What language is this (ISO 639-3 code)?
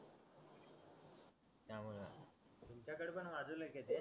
mar